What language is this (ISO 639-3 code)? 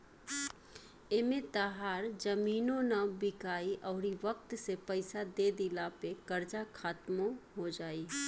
bho